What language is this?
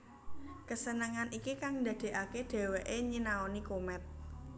Javanese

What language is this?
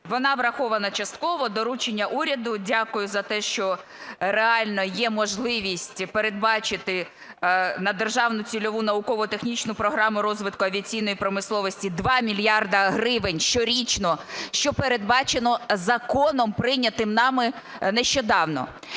Ukrainian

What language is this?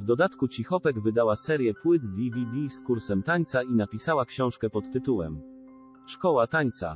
Polish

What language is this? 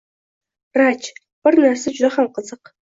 Uzbek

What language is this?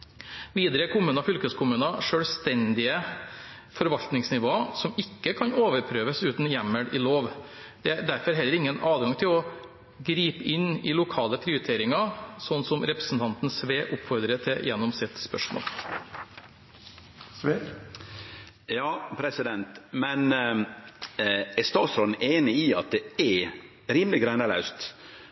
Norwegian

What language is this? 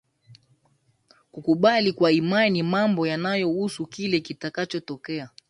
Swahili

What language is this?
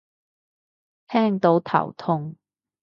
Cantonese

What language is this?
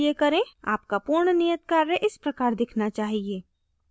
Hindi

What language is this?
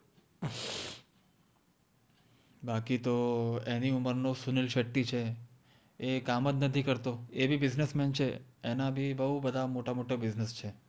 Gujarati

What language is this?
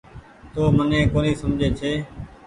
Goaria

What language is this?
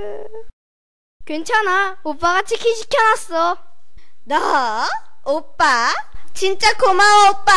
Korean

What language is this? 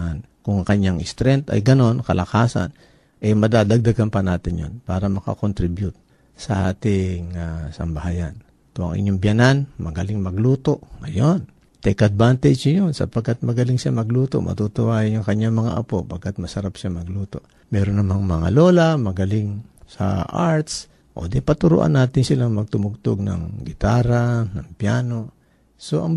Filipino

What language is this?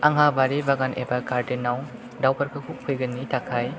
Bodo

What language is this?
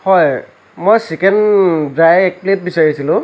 Assamese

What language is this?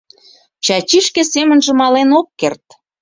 Mari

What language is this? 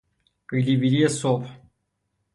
Persian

